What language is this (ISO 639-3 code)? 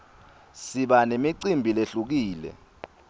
ssw